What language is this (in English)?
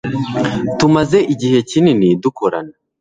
Kinyarwanda